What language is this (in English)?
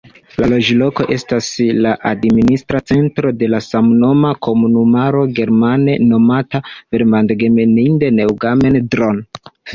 Esperanto